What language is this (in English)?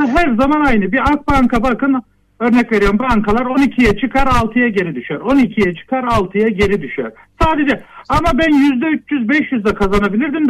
Turkish